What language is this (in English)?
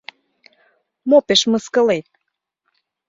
Mari